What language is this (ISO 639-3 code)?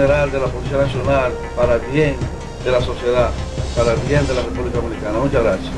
spa